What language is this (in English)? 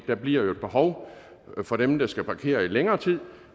Danish